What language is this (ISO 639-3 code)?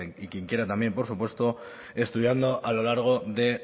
spa